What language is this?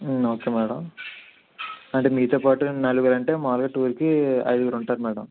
Telugu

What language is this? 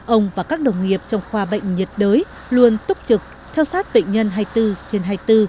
Vietnamese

